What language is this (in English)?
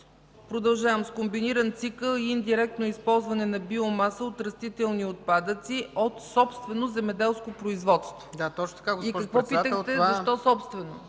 Bulgarian